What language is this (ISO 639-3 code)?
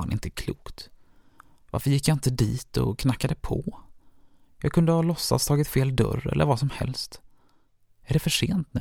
swe